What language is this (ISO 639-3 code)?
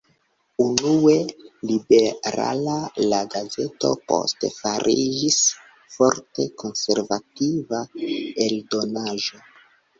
epo